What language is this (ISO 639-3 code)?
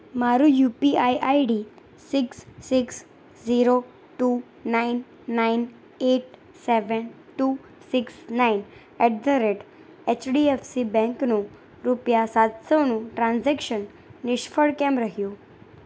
guj